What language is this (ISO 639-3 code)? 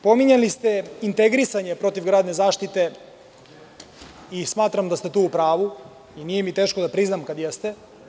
srp